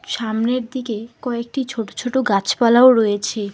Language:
Bangla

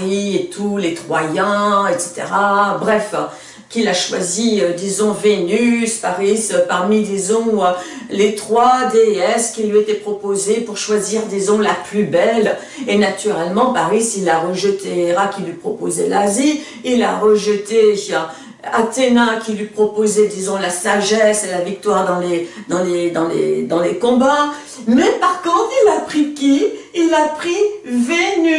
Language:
French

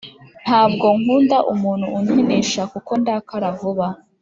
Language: Kinyarwanda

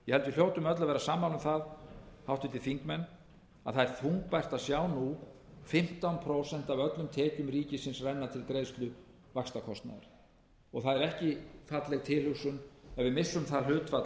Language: Icelandic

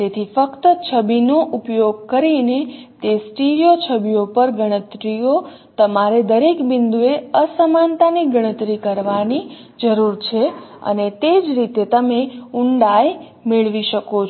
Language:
Gujarati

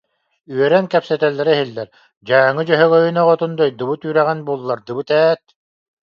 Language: Yakut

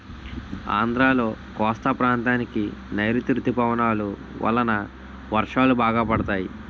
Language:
Telugu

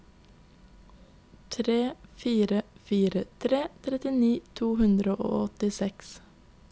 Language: Norwegian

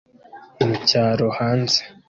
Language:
Kinyarwanda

